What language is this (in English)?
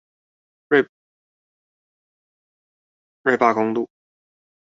Chinese